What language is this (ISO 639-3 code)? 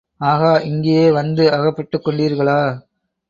tam